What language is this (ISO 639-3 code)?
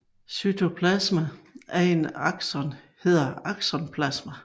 dan